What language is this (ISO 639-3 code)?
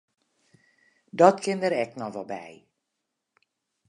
fry